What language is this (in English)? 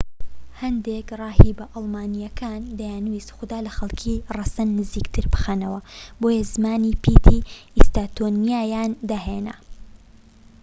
Central Kurdish